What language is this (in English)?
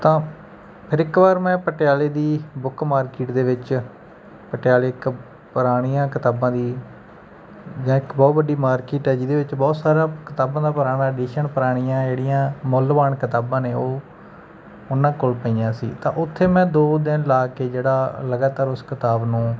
Punjabi